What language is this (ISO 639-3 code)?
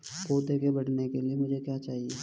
hin